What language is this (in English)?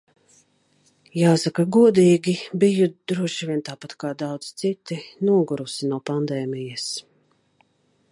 Latvian